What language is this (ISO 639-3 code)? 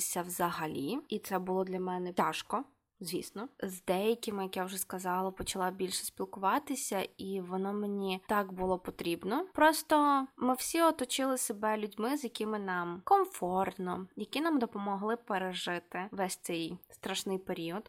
ukr